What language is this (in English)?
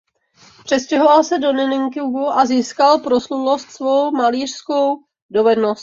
Czech